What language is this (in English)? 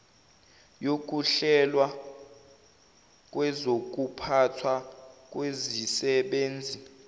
Zulu